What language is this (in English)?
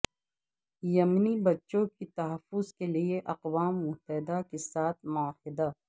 Urdu